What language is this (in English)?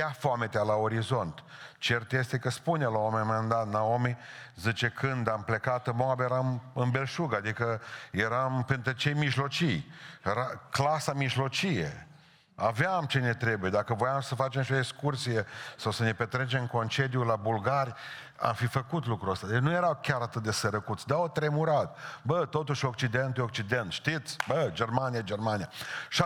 Romanian